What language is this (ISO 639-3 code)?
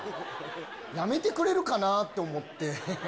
jpn